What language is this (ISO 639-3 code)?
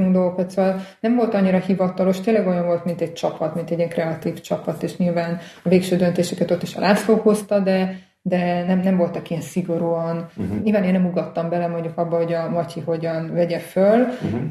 hun